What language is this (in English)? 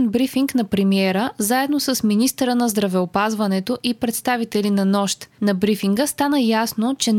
Bulgarian